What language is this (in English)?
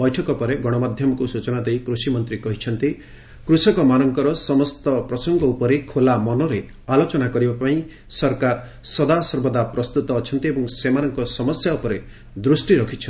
Odia